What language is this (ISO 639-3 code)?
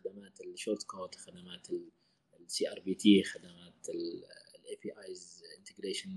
ara